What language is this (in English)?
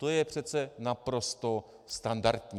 Czech